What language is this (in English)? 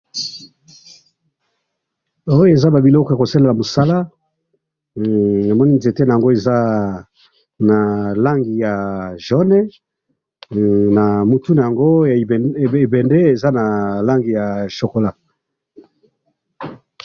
Lingala